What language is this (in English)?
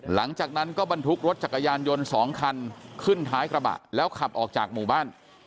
Thai